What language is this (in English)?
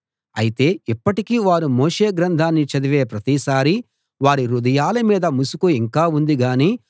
Telugu